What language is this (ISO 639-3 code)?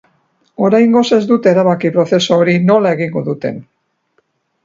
eus